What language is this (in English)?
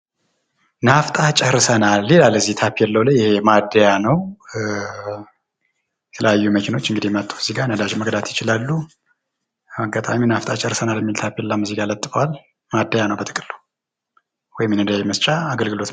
Amharic